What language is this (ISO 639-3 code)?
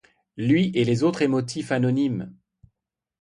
fra